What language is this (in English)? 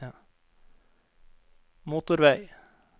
Norwegian